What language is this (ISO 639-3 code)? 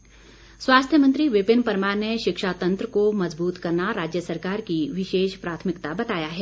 hin